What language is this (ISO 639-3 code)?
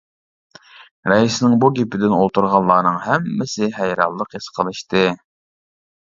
uig